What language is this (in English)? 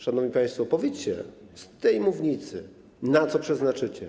Polish